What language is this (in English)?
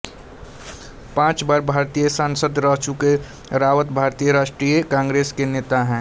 Hindi